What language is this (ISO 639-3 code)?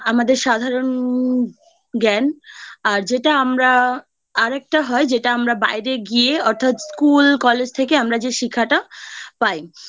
ben